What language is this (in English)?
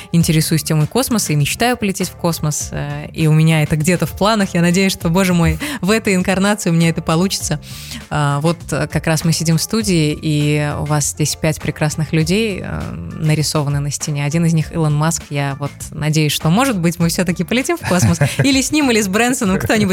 Russian